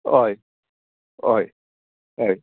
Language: Konkani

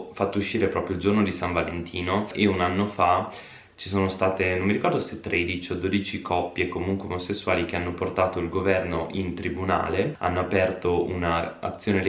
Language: Italian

